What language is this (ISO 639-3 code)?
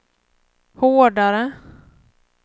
swe